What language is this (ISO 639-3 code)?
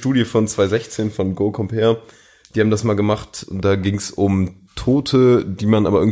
deu